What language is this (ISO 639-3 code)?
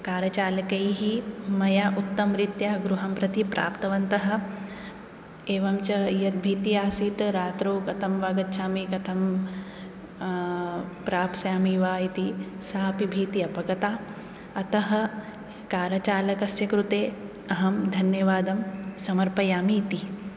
san